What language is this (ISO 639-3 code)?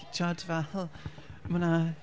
cym